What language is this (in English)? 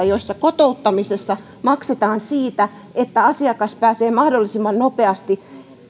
Finnish